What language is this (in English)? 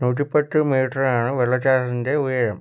Malayalam